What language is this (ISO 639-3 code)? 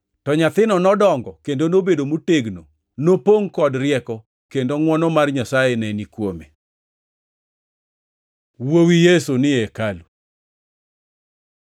luo